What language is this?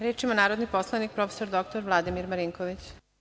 Serbian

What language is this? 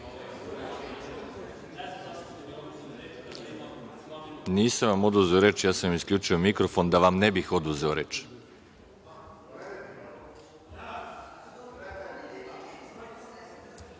Serbian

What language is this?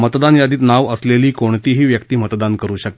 Marathi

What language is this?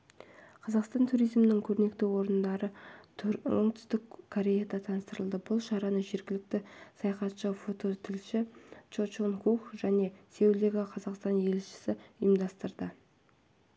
Kazakh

